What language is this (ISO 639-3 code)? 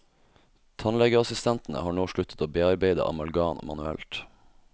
nor